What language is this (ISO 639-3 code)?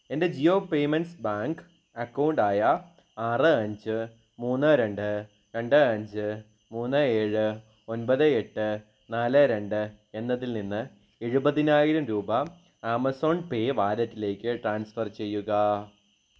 mal